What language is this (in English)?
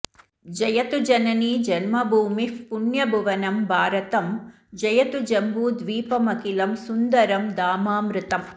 Sanskrit